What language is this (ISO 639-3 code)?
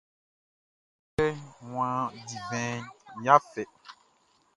bci